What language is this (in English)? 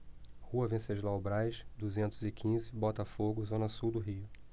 Portuguese